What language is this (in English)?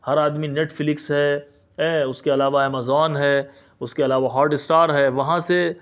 Urdu